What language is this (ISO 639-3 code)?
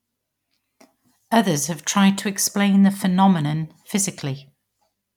eng